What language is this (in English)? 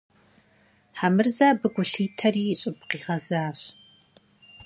Kabardian